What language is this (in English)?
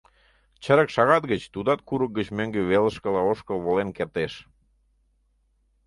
Mari